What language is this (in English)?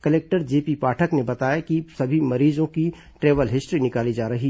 Hindi